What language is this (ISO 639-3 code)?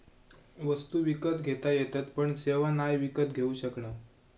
mar